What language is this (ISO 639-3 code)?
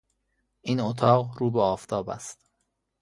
fas